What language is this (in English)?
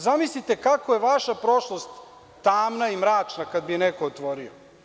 Serbian